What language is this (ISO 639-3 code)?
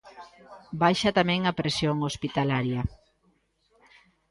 glg